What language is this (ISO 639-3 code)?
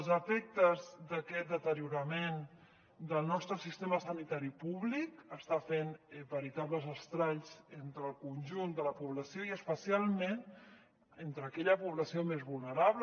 cat